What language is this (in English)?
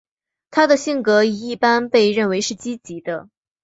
Chinese